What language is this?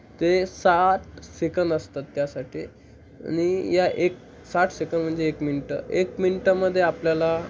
Marathi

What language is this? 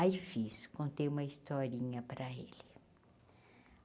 Portuguese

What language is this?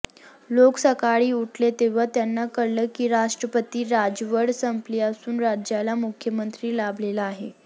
Marathi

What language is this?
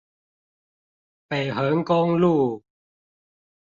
Chinese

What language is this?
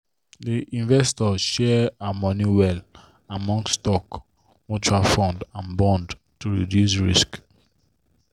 Nigerian Pidgin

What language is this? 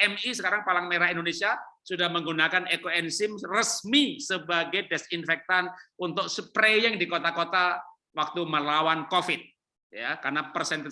Indonesian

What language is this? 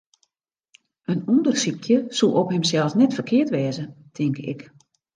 Western Frisian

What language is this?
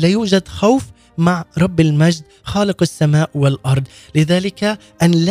Arabic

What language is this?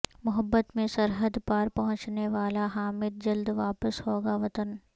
Urdu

